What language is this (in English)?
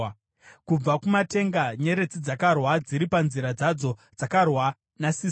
Shona